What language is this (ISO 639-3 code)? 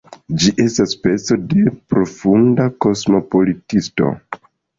epo